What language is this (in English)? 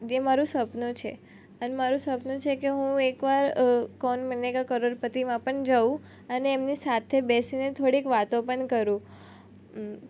Gujarati